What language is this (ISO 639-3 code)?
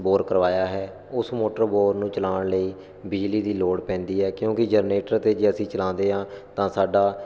pan